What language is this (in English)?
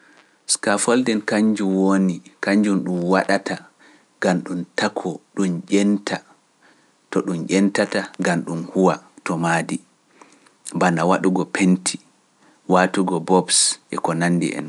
Pular